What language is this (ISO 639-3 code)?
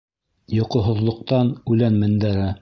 bak